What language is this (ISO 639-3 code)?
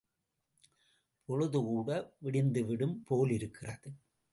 tam